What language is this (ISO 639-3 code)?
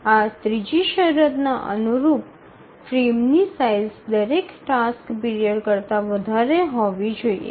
guj